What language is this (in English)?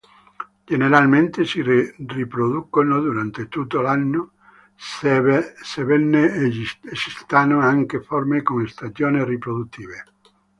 Italian